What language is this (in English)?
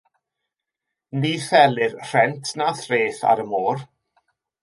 Welsh